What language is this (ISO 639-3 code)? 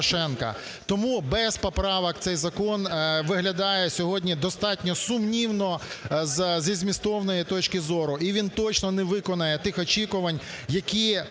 ukr